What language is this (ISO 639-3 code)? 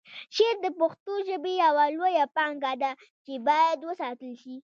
pus